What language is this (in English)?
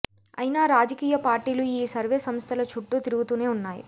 Telugu